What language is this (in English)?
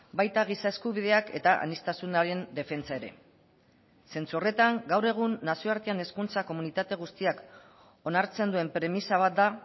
Basque